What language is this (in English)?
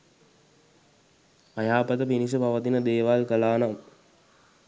Sinhala